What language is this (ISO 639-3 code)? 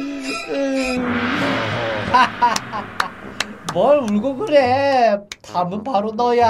kor